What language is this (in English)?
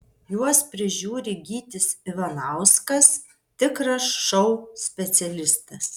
Lithuanian